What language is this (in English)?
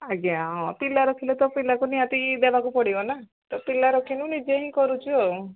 Odia